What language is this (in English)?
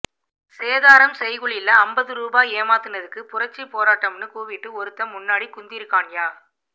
Tamil